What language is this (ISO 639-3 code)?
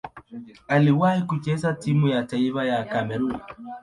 swa